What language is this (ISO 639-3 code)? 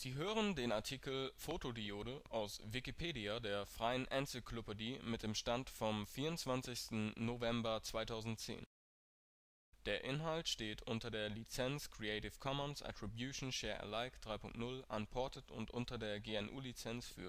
deu